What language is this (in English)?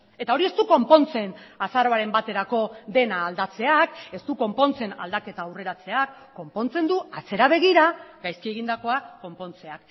Basque